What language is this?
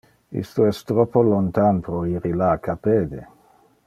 Interlingua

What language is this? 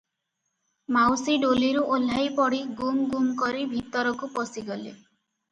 Odia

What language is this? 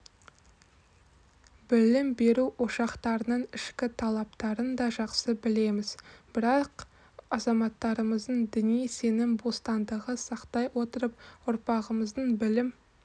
Kazakh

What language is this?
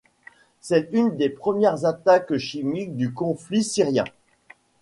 French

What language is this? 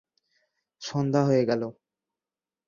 Bangla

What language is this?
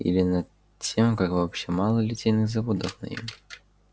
Russian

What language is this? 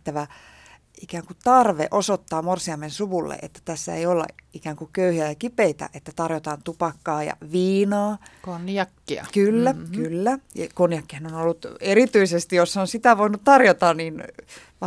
Finnish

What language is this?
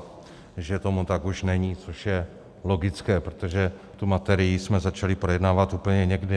Czech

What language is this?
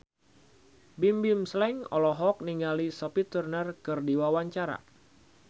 Sundanese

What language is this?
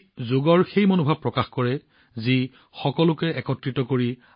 Assamese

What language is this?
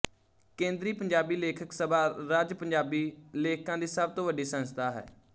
Punjabi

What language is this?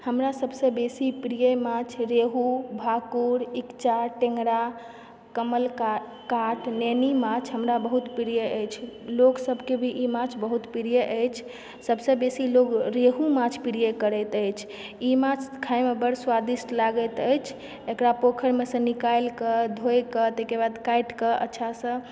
Maithili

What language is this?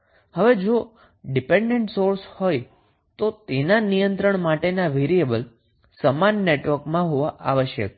Gujarati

